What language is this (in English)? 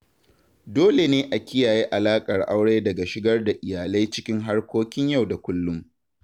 Hausa